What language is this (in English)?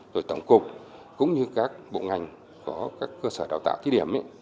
Vietnamese